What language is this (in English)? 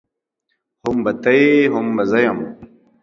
Pashto